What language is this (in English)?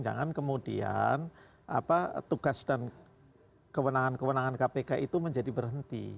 Indonesian